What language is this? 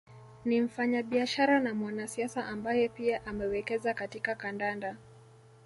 Swahili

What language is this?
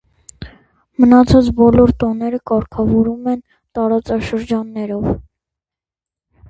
Armenian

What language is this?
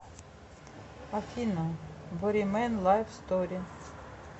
Russian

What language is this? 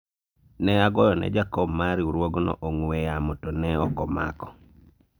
Luo (Kenya and Tanzania)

